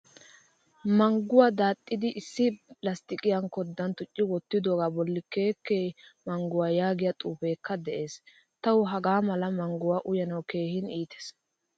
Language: Wolaytta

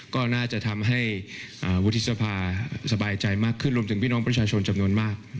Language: Thai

